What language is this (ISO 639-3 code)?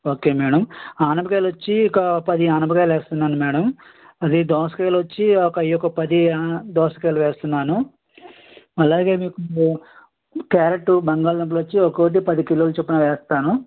tel